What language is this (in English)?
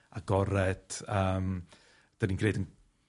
Welsh